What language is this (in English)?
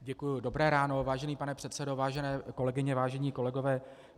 Czech